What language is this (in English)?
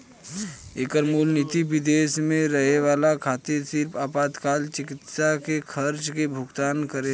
Bhojpuri